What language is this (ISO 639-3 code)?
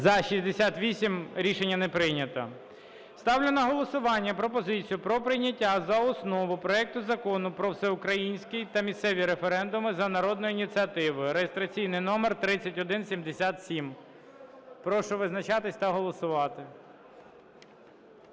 ukr